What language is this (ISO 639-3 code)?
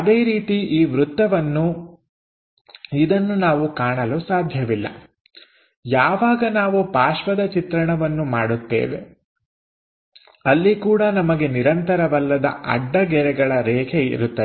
kan